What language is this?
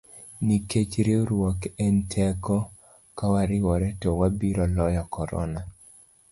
Luo (Kenya and Tanzania)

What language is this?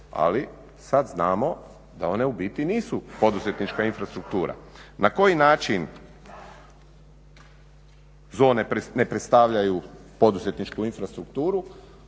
Croatian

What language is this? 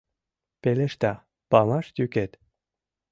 Mari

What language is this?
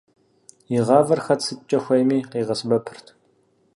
Kabardian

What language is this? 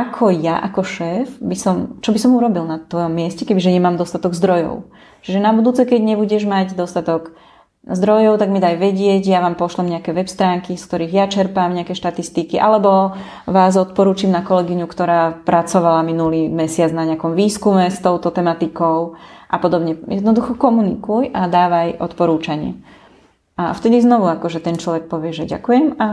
Slovak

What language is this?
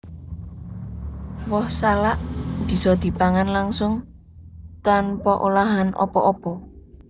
Javanese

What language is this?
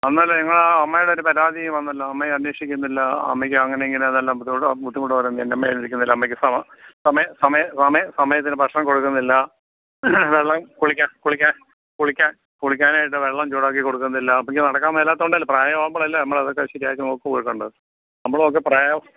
Malayalam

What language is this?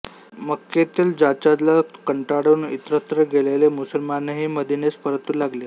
Marathi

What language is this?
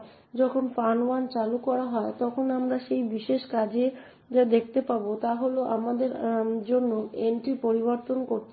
Bangla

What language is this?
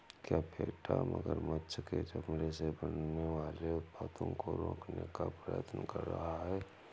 Hindi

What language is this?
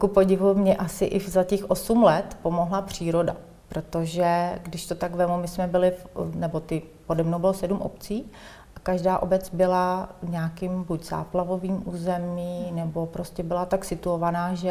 Czech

